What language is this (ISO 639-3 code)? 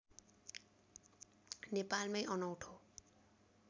nep